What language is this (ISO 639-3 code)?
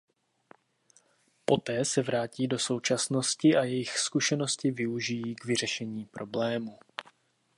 ces